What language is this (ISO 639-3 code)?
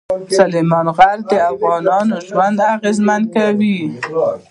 pus